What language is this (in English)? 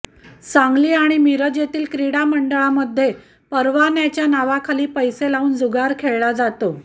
Marathi